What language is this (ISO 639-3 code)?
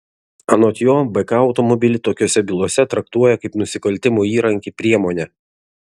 lit